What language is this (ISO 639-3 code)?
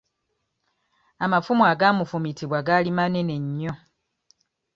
lug